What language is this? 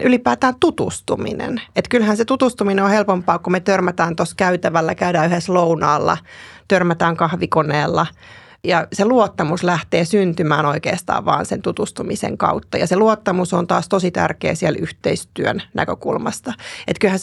Finnish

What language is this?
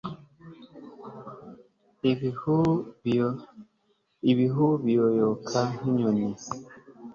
Kinyarwanda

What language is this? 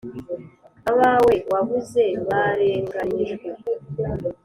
Kinyarwanda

